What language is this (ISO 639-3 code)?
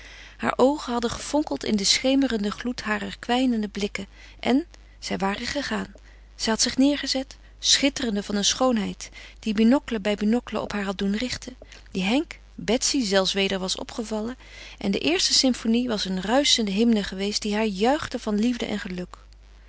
nld